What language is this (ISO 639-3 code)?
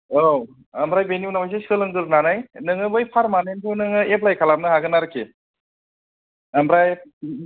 brx